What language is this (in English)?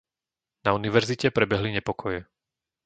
Slovak